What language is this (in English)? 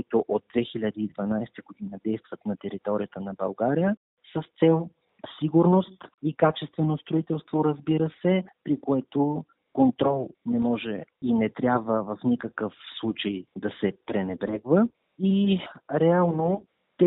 Bulgarian